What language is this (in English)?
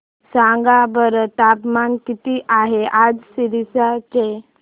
Marathi